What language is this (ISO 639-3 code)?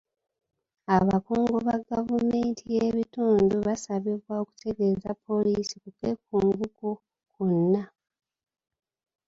lug